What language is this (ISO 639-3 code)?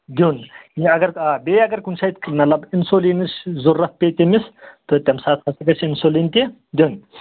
kas